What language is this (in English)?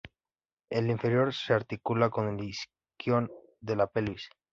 Spanish